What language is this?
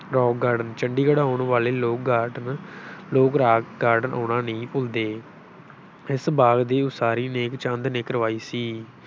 Punjabi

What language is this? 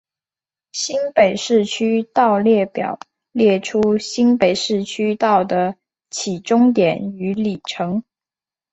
Chinese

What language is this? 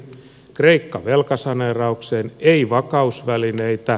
Finnish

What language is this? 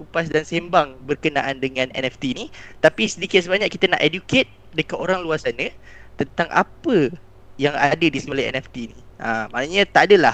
Malay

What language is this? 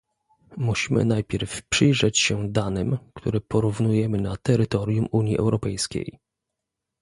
Polish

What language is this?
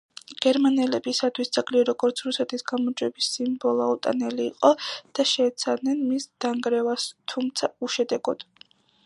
Georgian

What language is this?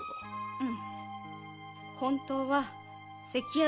Japanese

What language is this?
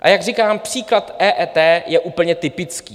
Czech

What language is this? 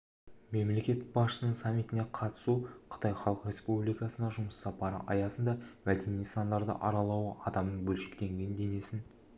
Kazakh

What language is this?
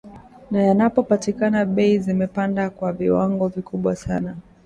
Swahili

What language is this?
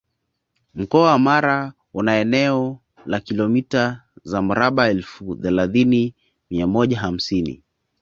Swahili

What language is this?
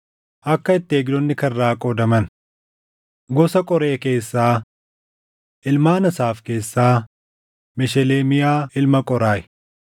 Oromo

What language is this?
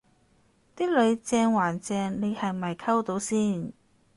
Cantonese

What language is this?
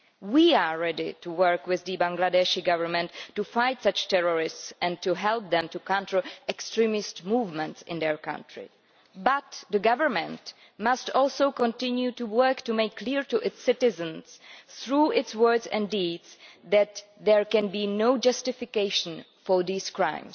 English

